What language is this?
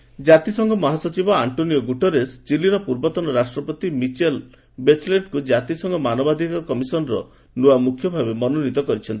Odia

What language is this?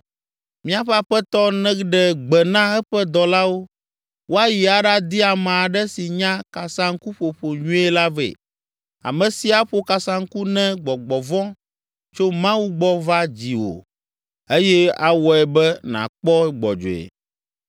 Ewe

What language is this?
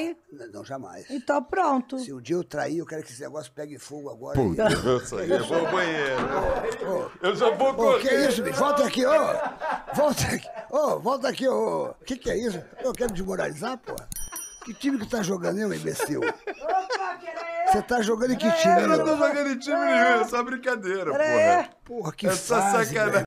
Portuguese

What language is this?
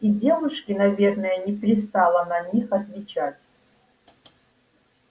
Russian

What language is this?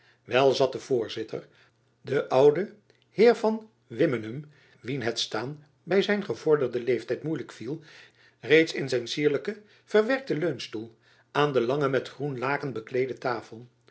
Dutch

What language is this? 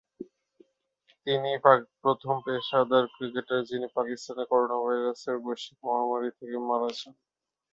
Bangla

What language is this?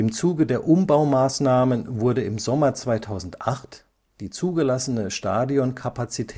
German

